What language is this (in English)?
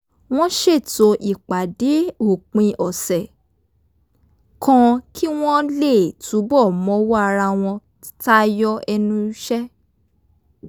Yoruba